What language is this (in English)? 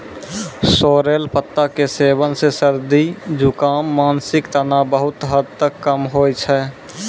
Maithili